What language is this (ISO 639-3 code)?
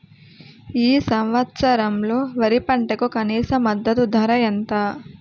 tel